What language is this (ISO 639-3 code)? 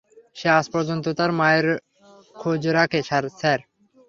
ben